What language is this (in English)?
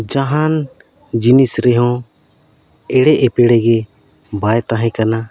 Santali